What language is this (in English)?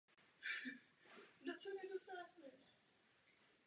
Czech